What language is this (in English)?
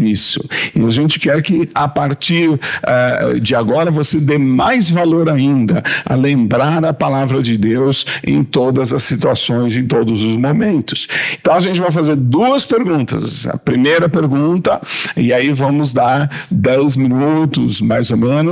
Portuguese